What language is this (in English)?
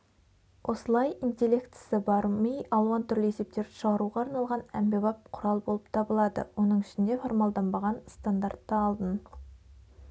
Kazakh